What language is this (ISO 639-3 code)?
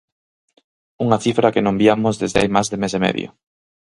glg